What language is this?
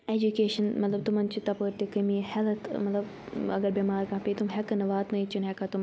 Kashmiri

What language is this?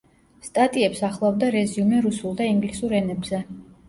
Georgian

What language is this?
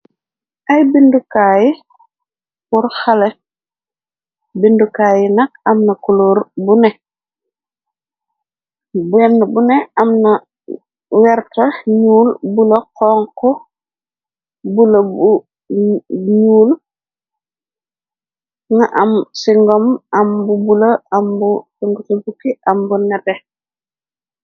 Wolof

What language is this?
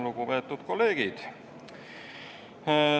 Estonian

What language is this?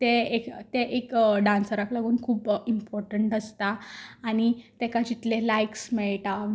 Konkani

